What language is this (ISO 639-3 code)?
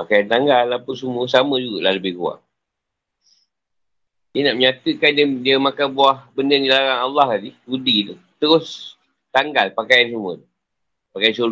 msa